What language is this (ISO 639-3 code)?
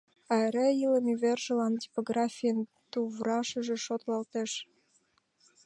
chm